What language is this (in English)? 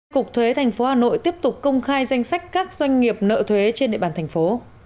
Vietnamese